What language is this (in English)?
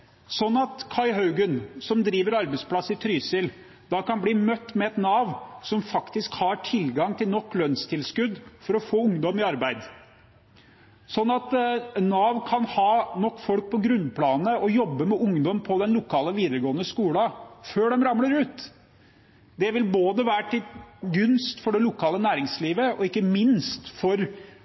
Norwegian Bokmål